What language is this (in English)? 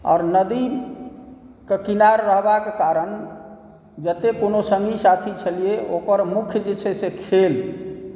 Maithili